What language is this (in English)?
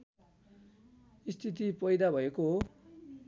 Nepali